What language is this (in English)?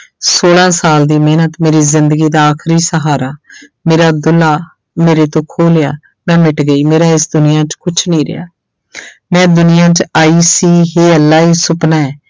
Punjabi